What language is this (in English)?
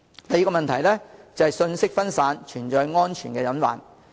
Cantonese